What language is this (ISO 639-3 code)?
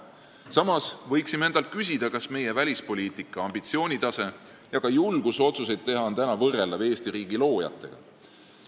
est